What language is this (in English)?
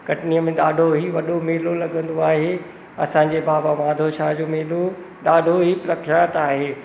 Sindhi